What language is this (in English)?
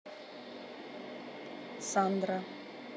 Russian